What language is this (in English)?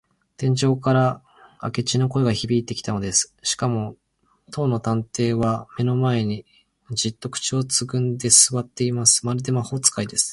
Japanese